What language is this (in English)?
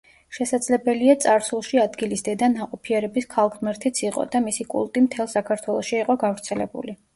Georgian